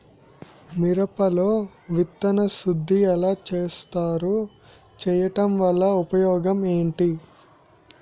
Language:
Telugu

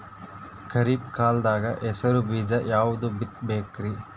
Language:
Kannada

